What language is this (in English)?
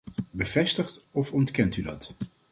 Dutch